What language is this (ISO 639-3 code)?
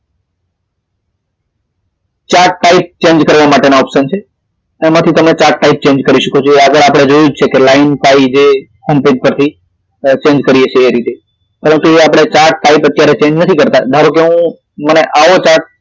guj